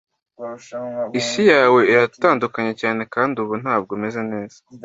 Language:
Kinyarwanda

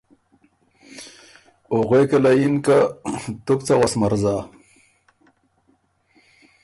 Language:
Ormuri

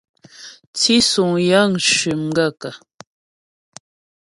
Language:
Ghomala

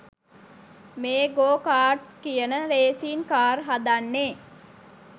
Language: Sinhala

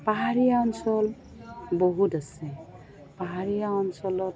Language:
Assamese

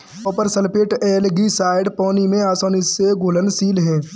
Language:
Hindi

